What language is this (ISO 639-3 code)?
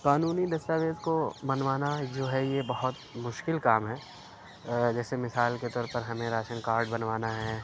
urd